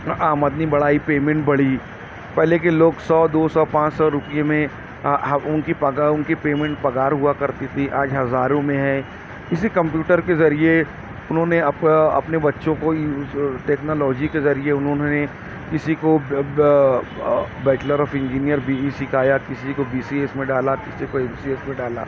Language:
Urdu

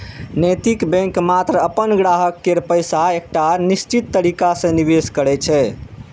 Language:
Maithili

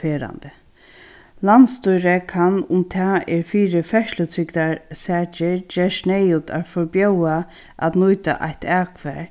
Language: Faroese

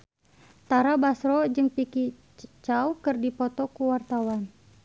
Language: Sundanese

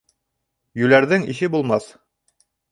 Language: Bashkir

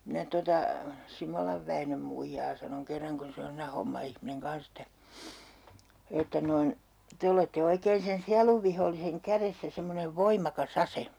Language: Finnish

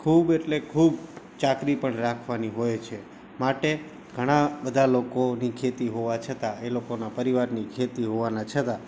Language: Gujarati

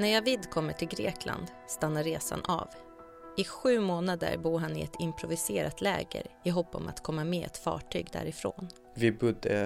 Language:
Swedish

